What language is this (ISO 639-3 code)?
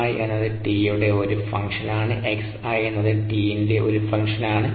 mal